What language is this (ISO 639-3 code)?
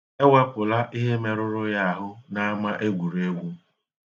ibo